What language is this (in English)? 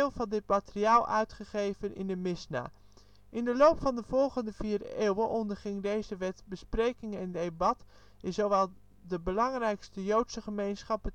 Dutch